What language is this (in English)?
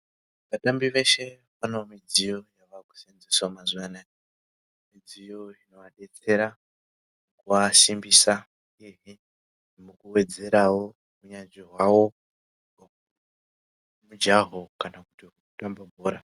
Ndau